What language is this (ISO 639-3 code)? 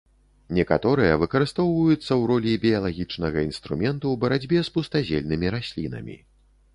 bel